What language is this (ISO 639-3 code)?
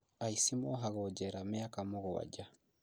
kik